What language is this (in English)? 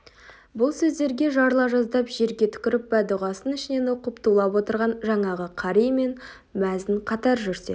Kazakh